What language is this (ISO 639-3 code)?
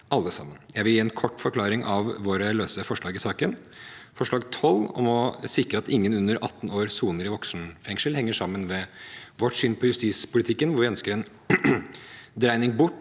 nor